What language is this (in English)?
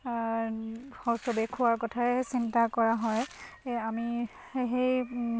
Assamese